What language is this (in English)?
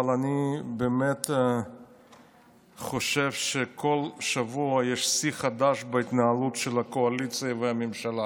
Hebrew